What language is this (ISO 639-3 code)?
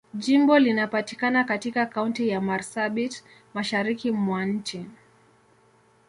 swa